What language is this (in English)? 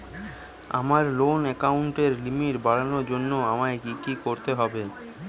Bangla